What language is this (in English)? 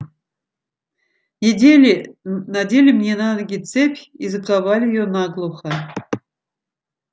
Russian